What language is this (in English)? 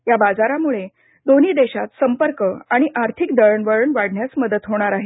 Marathi